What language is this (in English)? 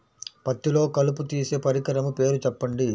Telugu